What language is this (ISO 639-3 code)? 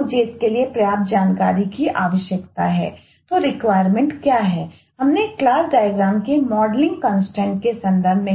hin